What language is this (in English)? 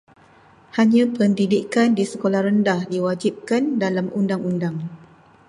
Malay